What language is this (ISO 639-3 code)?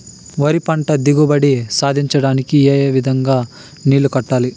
tel